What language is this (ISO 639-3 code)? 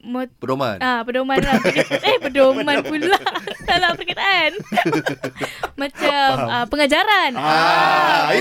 msa